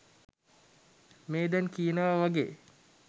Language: Sinhala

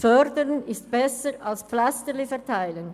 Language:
Swiss German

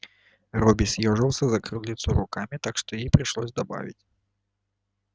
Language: Russian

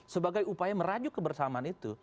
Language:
Indonesian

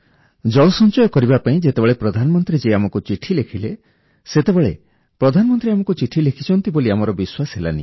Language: Odia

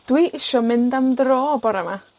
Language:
Welsh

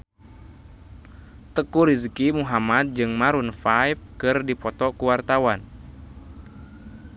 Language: Sundanese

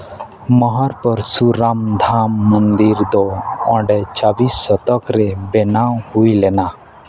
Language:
Santali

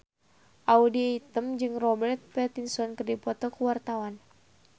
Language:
Sundanese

